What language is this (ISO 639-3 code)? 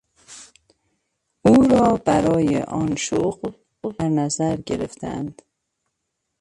fas